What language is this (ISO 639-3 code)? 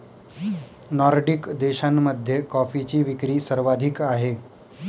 mar